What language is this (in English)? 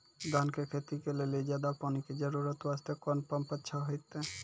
Maithili